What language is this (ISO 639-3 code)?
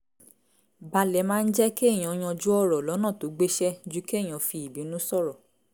yor